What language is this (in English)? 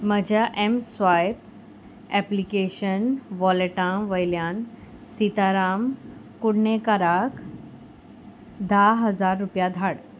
Konkani